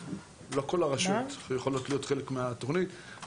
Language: Hebrew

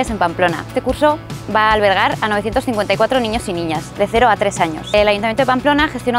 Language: Spanish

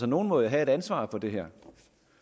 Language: Danish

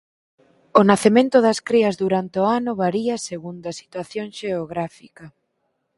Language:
Galician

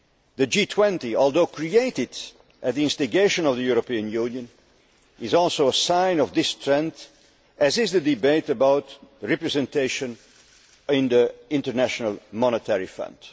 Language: English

